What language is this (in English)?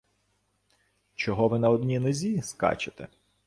Ukrainian